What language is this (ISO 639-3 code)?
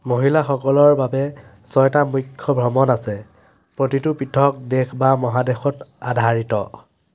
asm